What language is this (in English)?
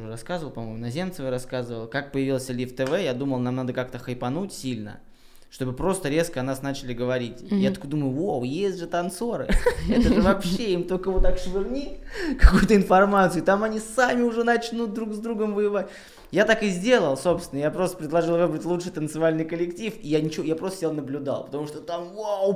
Russian